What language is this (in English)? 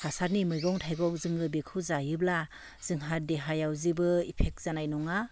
Bodo